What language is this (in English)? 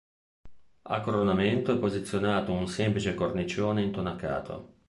Italian